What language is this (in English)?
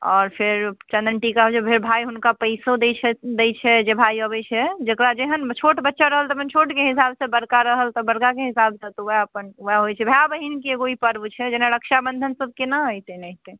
Maithili